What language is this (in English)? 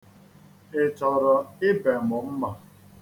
Igbo